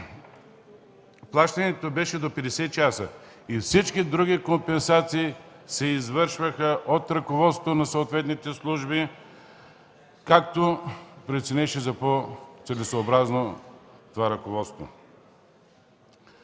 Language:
Bulgarian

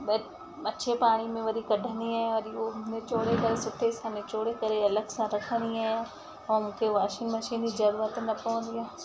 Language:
Sindhi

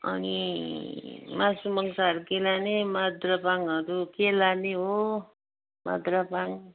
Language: Nepali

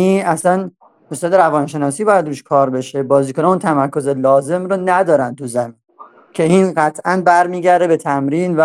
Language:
Persian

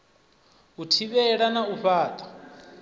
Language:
Venda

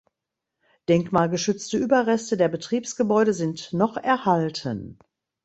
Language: German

